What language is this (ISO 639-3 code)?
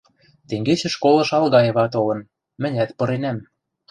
mrj